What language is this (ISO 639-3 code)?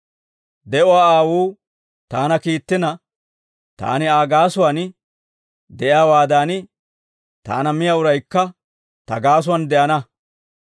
dwr